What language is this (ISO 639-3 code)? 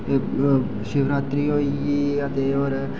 doi